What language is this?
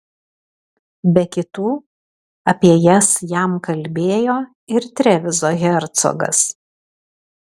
Lithuanian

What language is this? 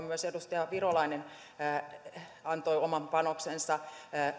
Finnish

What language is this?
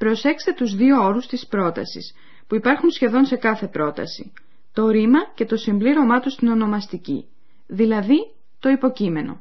Greek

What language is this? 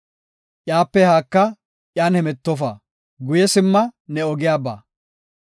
Gofa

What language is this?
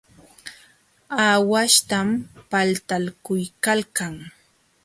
Jauja Wanca Quechua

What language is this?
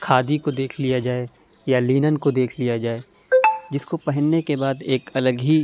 Urdu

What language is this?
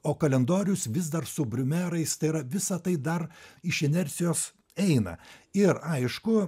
Lithuanian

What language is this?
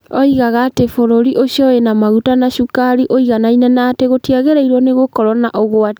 Kikuyu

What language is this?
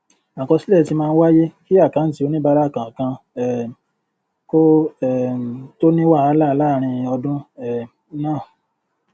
Yoruba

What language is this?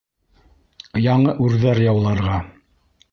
Bashkir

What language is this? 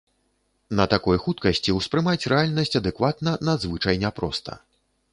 Belarusian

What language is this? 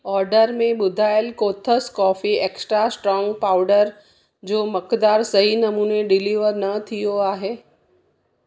Sindhi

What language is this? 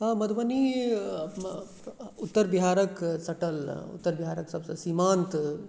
Maithili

